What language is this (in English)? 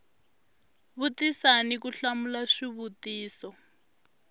Tsonga